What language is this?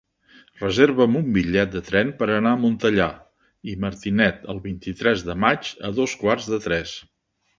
Catalan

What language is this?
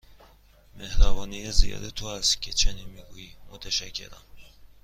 Persian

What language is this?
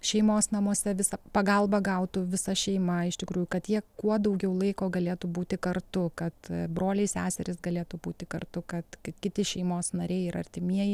Lithuanian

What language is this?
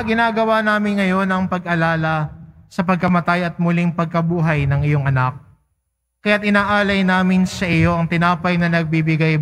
Filipino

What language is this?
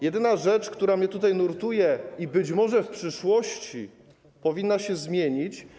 Polish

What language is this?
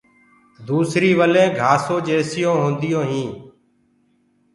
Gurgula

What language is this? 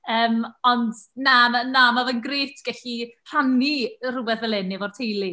Welsh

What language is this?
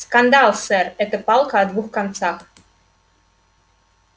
Russian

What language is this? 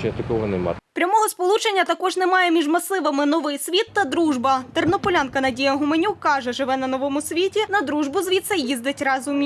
Ukrainian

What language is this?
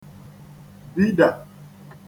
Igbo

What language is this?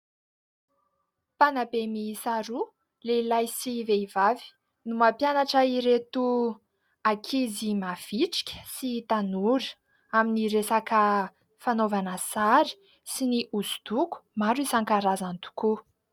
Malagasy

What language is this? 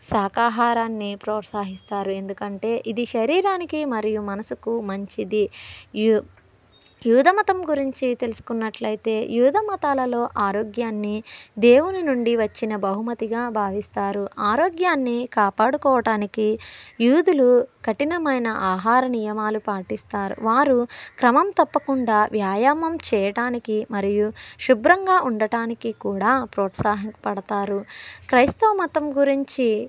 Telugu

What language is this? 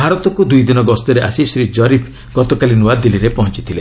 Odia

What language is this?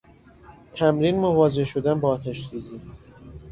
Persian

